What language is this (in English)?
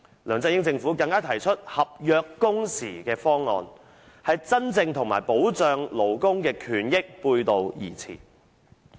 Cantonese